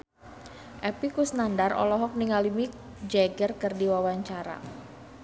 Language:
Sundanese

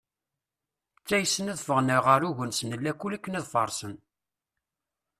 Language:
Kabyle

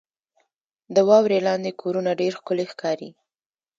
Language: Pashto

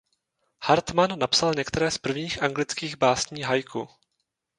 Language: Czech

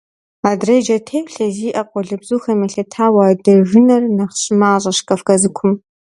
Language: Kabardian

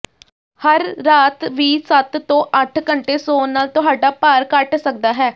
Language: Punjabi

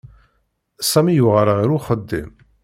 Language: Kabyle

